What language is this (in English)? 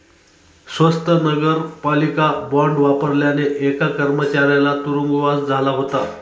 Marathi